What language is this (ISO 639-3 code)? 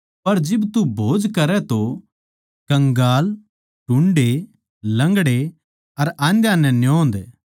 bgc